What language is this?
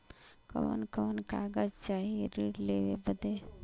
Bhojpuri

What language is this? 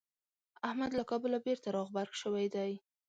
Pashto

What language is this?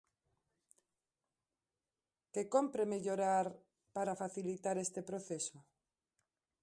Galician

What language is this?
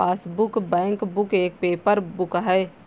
Hindi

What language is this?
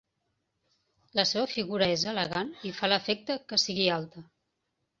Catalan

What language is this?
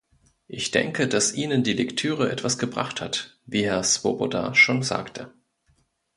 German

